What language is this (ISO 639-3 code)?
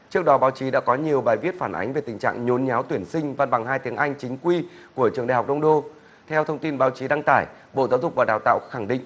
vie